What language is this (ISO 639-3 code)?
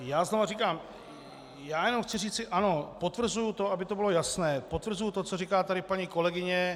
ces